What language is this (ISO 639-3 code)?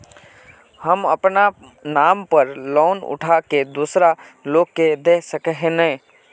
mag